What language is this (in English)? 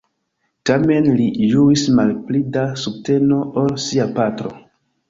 Esperanto